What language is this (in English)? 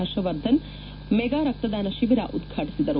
Kannada